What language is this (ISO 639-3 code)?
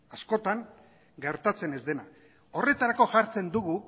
eus